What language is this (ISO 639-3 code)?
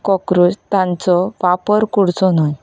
kok